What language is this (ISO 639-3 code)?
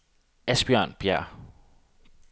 dan